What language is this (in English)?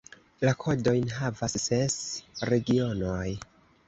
Esperanto